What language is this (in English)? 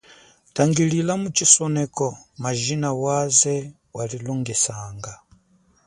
Chokwe